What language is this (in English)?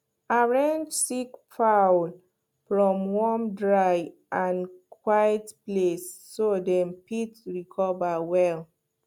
Nigerian Pidgin